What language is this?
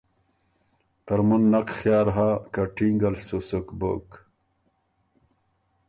Ormuri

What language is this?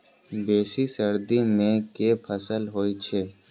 Maithili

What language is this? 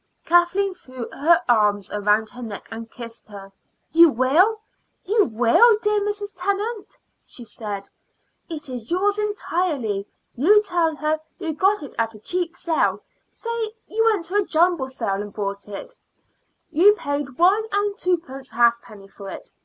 English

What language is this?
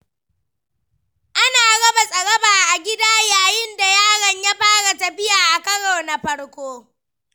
Hausa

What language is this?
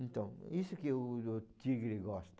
Portuguese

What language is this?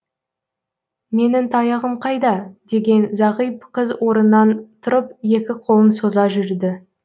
Kazakh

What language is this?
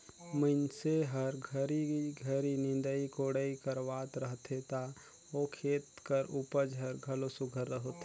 Chhattisgarhi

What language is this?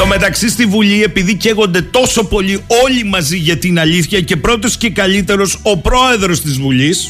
Greek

